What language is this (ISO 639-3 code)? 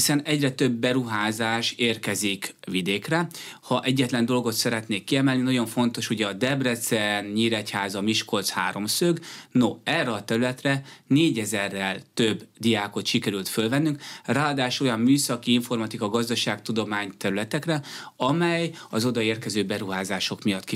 hun